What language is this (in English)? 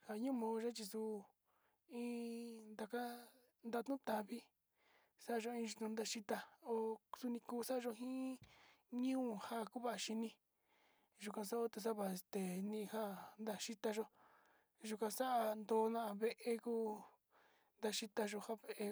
Sinicahua Mixtec